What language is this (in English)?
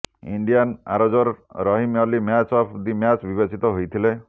Odia